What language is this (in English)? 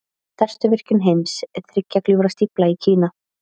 Icelandic